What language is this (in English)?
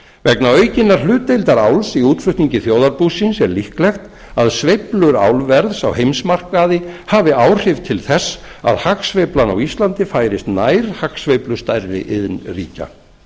Icelandic